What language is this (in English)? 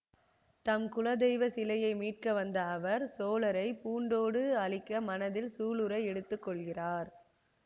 Tamil